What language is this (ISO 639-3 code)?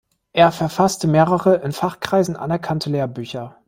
deu